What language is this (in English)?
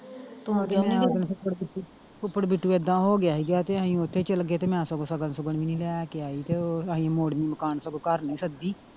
Punjabi